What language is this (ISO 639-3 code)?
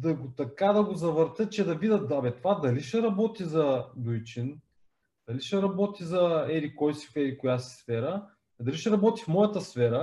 bul